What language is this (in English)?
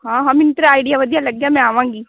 Punjabi